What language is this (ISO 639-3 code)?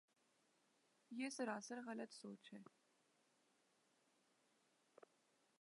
urd